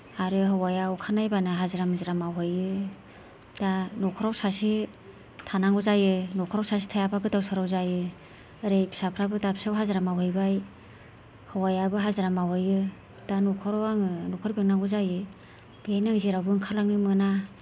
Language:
Bodo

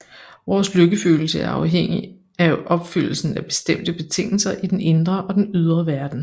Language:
Danish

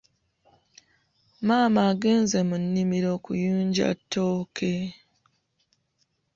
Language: Ganda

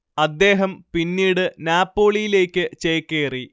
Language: Malayalam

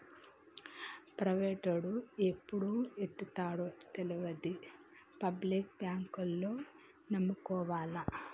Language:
Telugu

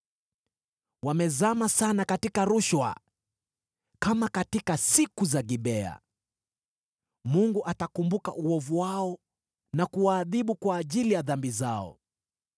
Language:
Swahili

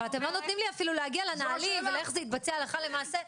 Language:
Hebrew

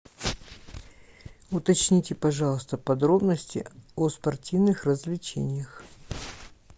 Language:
Russian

